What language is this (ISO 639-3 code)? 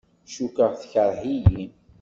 kab